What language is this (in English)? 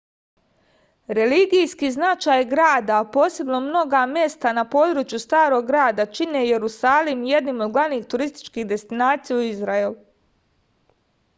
Serbian